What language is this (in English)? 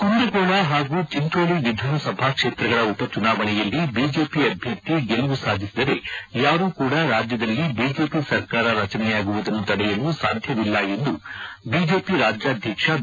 Kannada